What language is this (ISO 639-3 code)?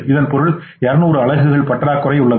tam